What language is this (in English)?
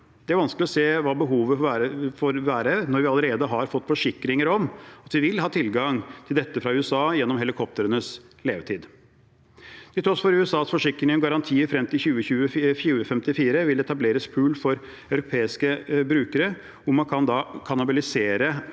Norwegian